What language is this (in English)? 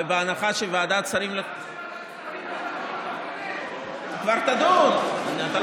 Hebrew